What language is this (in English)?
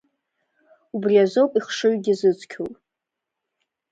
Abkhazian